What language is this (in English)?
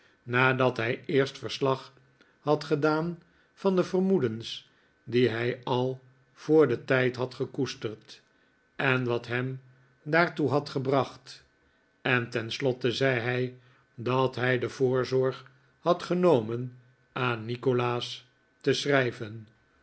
Dutch